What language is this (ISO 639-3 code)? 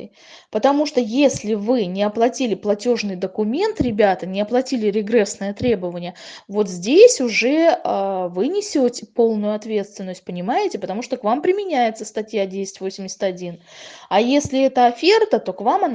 rus